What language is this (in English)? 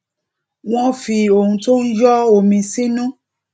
Yoruba